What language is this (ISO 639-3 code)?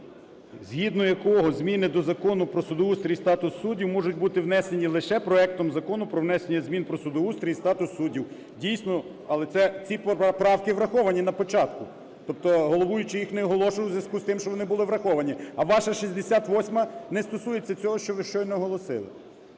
ukr